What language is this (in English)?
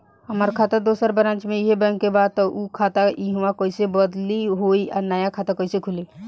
Bhojpuri